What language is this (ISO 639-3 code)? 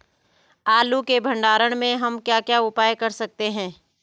hin